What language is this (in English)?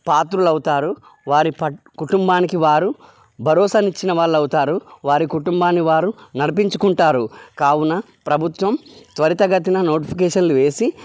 Telugu